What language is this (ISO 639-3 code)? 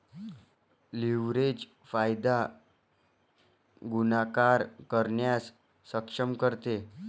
mar